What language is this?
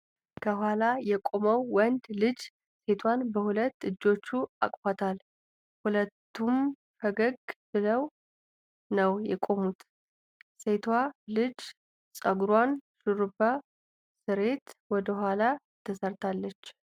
Amharic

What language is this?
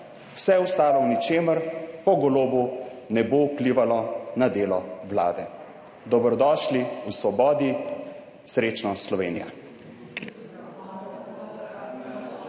Slovenian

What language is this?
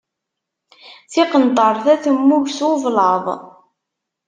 Kabyle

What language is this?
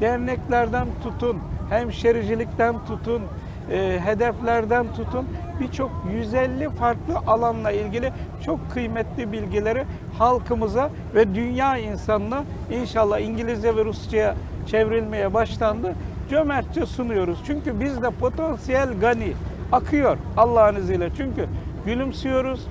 Turkish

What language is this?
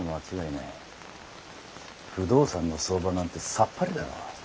Japanese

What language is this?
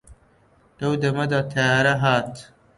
Central Kurdish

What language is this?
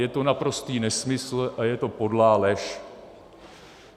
Czech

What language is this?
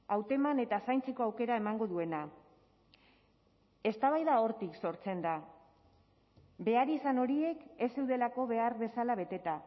Basque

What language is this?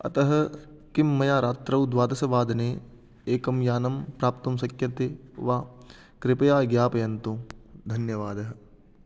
Sanskrit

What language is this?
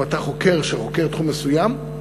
Hebrew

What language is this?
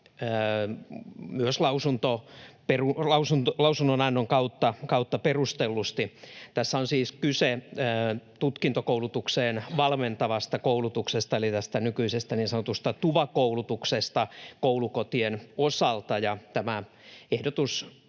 Finnish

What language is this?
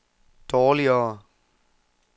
Danish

